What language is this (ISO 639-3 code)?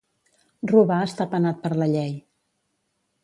cat